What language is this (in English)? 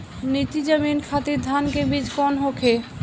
Bhojpuri